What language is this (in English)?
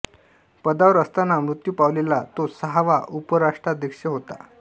Marathi